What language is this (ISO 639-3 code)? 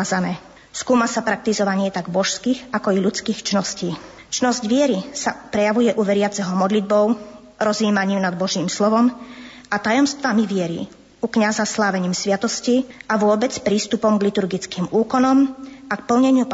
slk